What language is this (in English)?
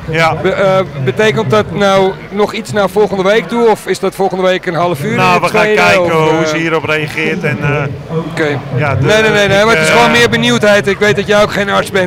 Dutch